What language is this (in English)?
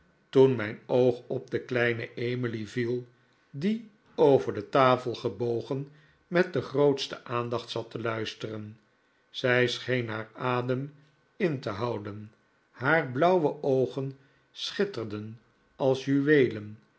Dutch